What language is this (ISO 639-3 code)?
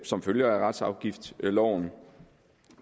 dan